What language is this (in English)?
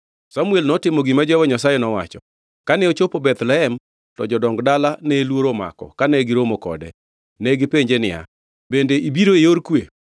Luo (Kenya and Tanzania)